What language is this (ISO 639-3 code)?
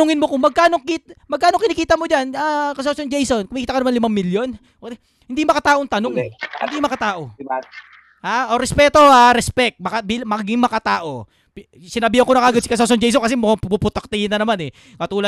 fil